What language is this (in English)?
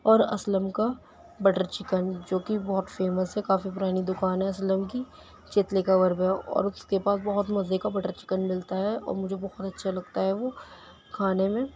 Urdu